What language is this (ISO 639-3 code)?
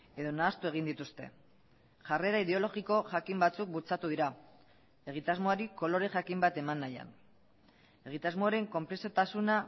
eus